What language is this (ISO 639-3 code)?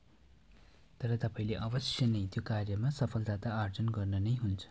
nep